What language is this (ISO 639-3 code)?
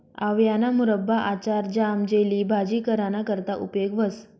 mar